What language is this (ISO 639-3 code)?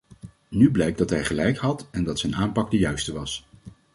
nld